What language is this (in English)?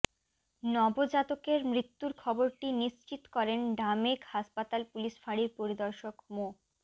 Bangla